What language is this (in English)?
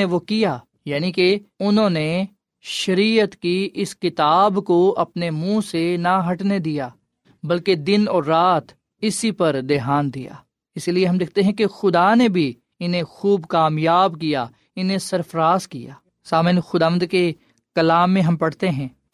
Urdu